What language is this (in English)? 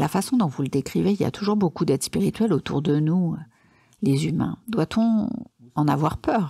French